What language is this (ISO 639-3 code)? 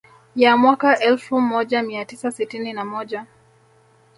swa